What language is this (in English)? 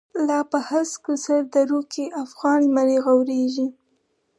Pashto